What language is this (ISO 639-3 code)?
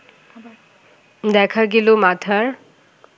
ben